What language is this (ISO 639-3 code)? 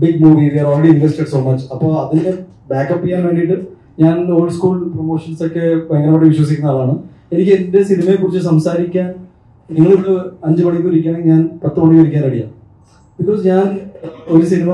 mal